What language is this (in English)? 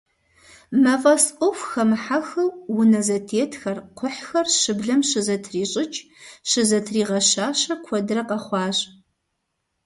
Kabardian